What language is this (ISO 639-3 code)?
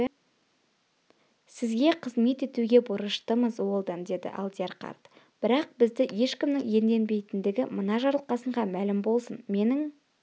kaz